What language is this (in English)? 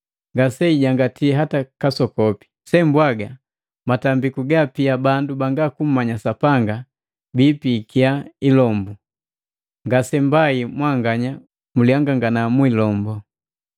Matengo